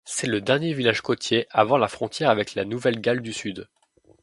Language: French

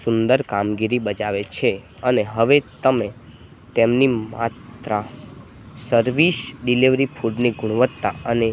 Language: Gujarati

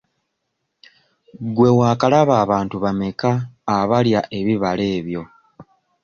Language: Ganda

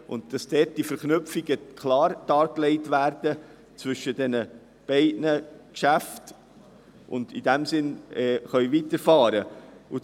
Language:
Swiss German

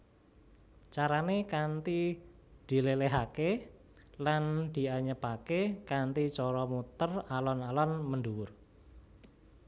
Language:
Javanese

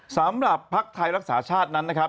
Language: Thai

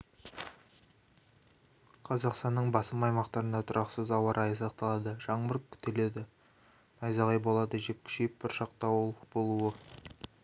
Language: Kazakh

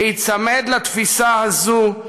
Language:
Hebrew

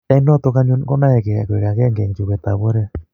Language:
Kalenjin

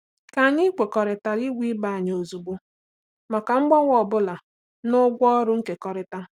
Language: Igbo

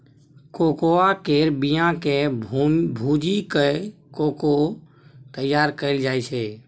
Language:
Maithili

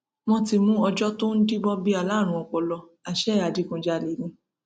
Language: Yoruba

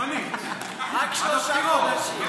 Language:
Hebrew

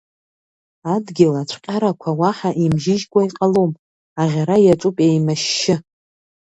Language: Abkhazian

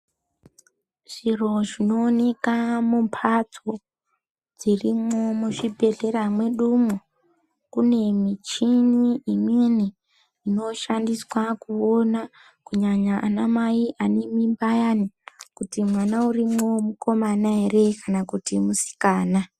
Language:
Ndau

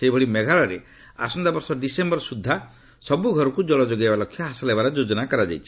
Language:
Odia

